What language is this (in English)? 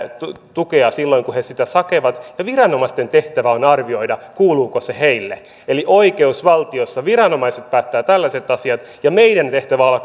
Finnish